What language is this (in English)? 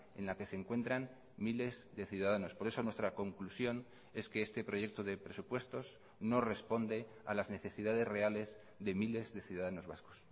Spanish